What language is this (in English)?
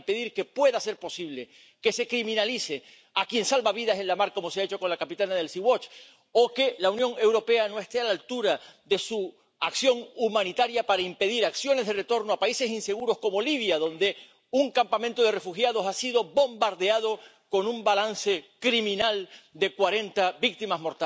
Spanish